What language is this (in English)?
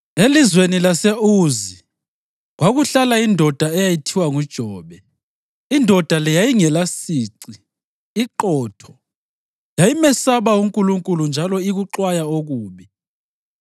North Ndebele